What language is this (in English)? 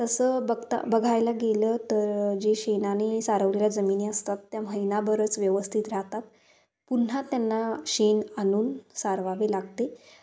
Marathi